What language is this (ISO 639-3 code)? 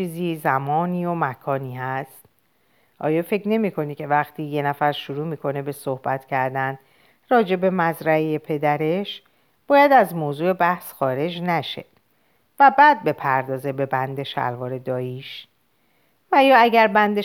fas